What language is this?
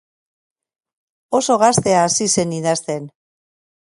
Basque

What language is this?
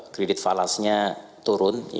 Indonesian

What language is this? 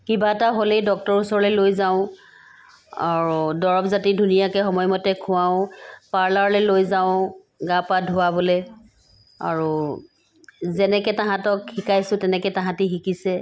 Assamese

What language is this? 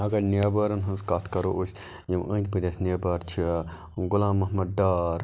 Kashmiri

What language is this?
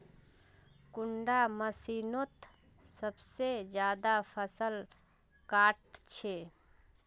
Magahi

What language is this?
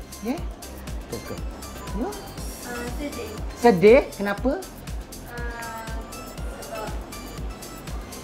Malay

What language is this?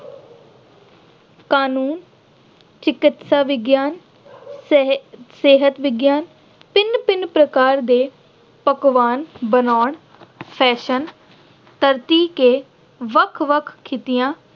Punjabi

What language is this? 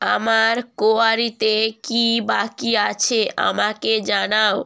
Bangla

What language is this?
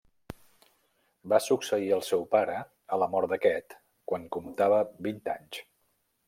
Catalan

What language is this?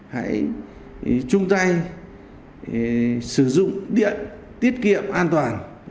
Vietnamese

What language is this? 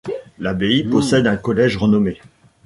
French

